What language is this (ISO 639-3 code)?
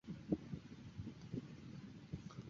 zho